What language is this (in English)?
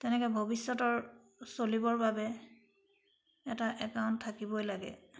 Assamese